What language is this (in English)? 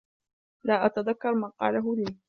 Arabic